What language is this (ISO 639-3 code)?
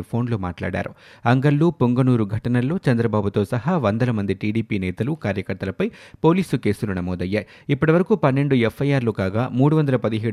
tel